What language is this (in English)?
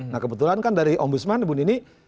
Indonesian